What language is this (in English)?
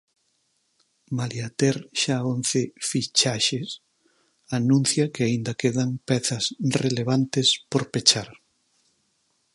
Galician